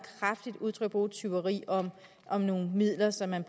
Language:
Danish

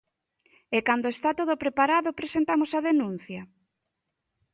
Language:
Galician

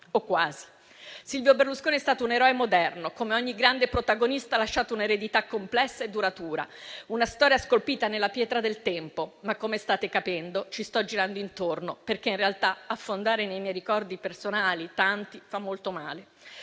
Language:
Italian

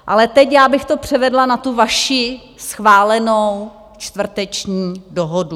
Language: Czech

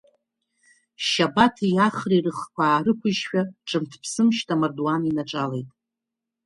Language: Abkhazian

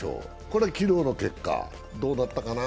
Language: Japanese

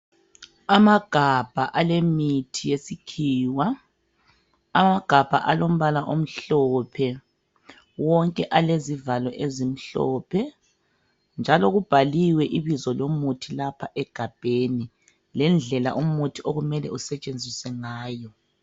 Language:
North Ndebele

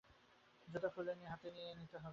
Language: Bangla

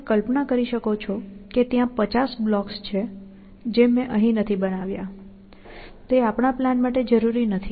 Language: Gujarati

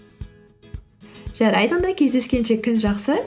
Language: Kazakh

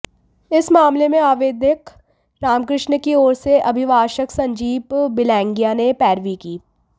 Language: Hindi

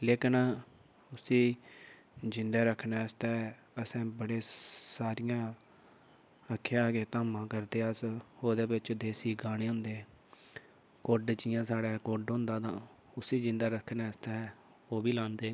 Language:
Dogri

